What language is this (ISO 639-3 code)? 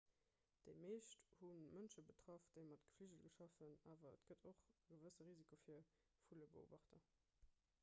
ltz